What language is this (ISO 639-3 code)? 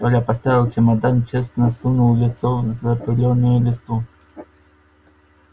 rus